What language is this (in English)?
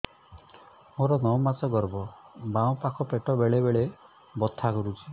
Odia